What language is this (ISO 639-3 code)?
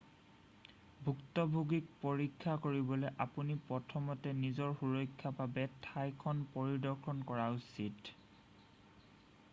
asm